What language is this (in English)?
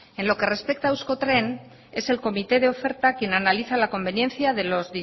Spanish